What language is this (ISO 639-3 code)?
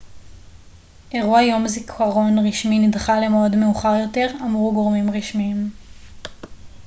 heb